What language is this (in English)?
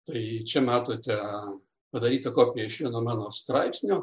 Lithuanian